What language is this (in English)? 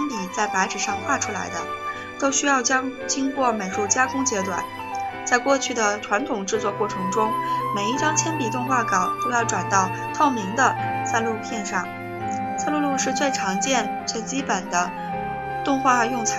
Chinese